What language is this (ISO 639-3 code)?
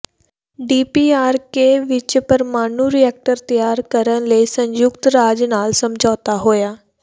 pan